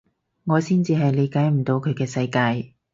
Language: Cantonese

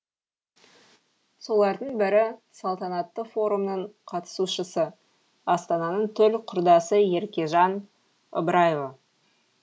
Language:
Kazakh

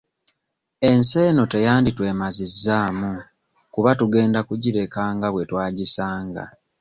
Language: Ganda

